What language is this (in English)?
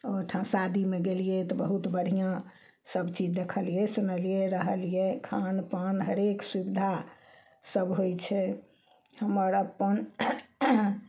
Maithili